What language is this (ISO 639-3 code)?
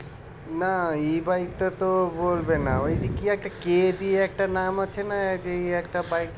ben